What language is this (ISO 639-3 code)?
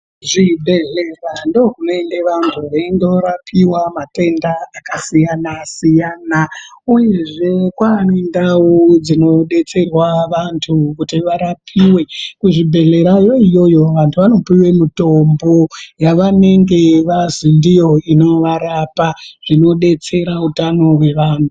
ndc